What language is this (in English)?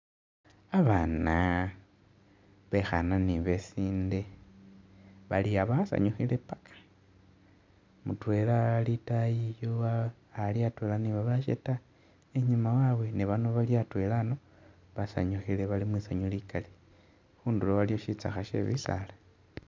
Masaaba